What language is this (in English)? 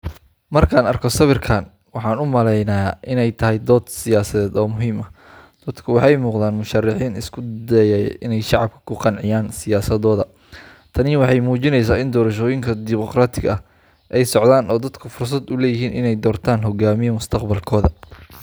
Somali